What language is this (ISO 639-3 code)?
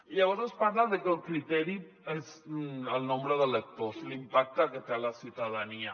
cat